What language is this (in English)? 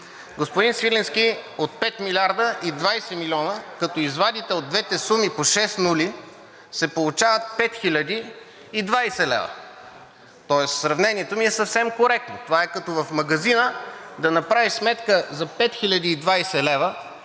Bulgarian